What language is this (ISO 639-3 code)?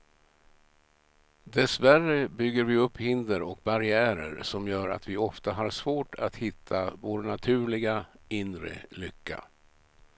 swe